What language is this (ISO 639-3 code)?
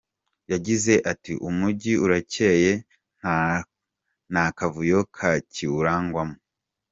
kin